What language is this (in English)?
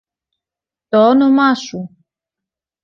Greek